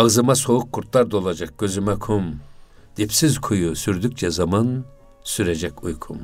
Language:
Turkish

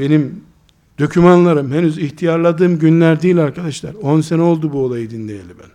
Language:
Turkish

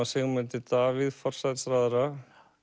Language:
Icelandic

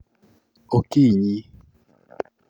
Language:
Luo (Kenya and Tanzania)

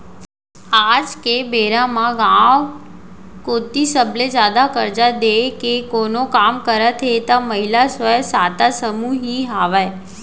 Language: Chhattisgarhi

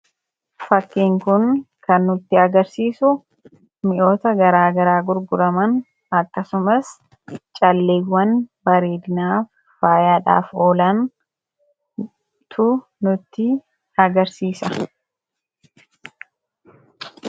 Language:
Oromo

